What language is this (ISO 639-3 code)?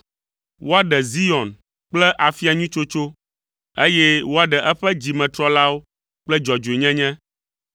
ewe